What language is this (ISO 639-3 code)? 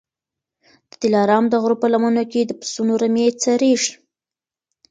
pus